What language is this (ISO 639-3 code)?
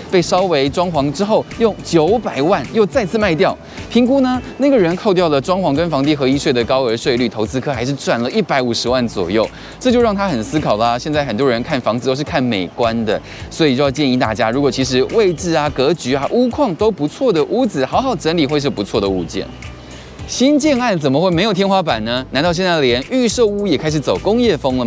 zho